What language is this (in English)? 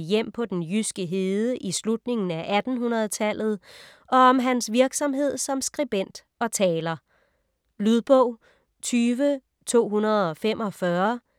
Danish